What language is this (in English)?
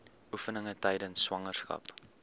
Afrikaans